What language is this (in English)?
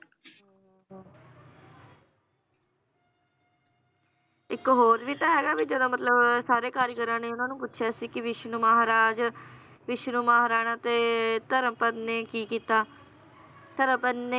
Punjabi